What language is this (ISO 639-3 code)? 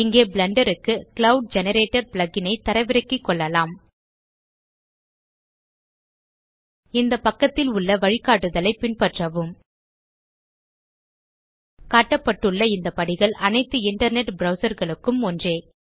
tam